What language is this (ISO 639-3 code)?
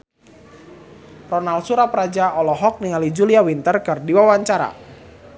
sun